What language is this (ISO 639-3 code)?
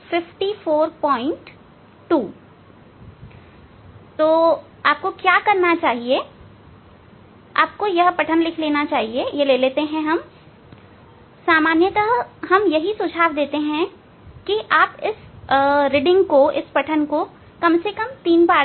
hin